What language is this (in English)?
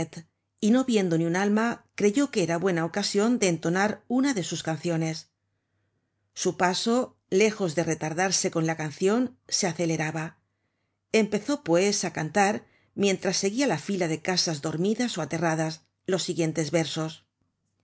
Spanish